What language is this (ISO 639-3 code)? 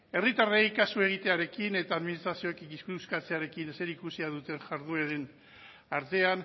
eus